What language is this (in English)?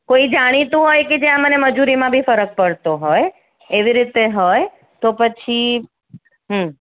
Gujarati